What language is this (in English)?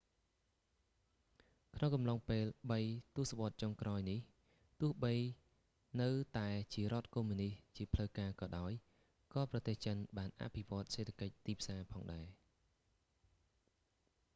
Khmer